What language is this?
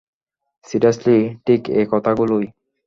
Bangla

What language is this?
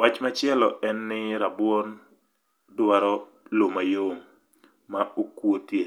Luo (Kenya and Tanzania)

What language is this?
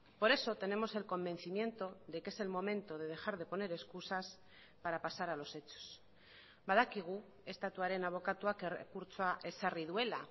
Spanish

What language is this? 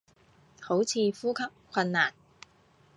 Cantonese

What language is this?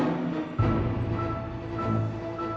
Indonesian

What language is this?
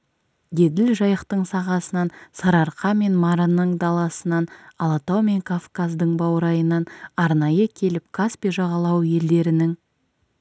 Kazakh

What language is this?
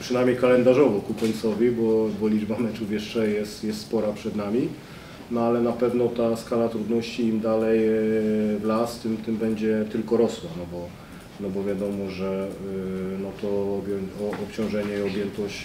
Polish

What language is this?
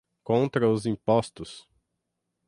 Portuguese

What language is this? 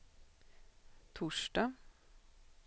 Swedish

